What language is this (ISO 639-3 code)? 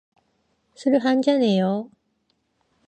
kor